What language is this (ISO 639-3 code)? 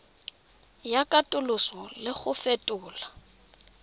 tsn